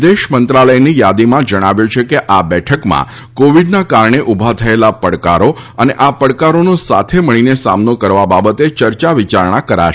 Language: Gujarati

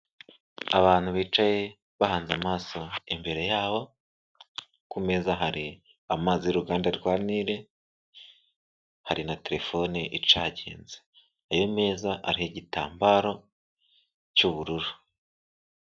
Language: Kinyarwanda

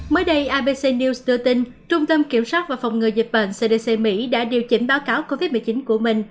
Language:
Vietnamese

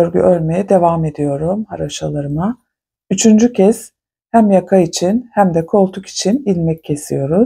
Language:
Turkish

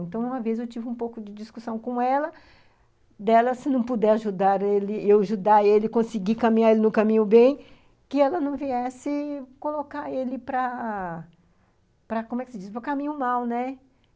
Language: Portuguese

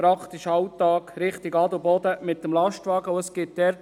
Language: Swiss German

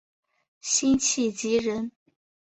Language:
Chinese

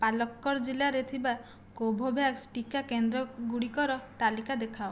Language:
Odia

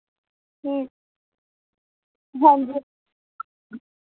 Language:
Dogri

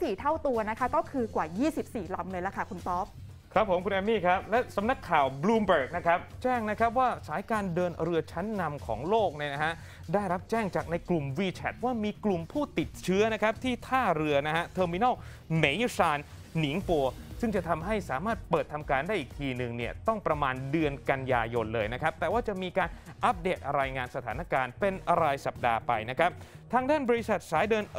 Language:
Thai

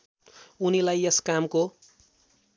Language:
Nepali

